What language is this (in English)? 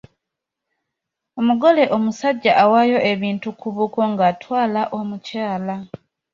Ganda